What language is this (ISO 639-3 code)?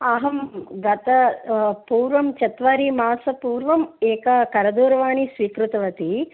san